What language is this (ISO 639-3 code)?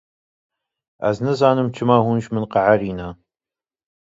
kur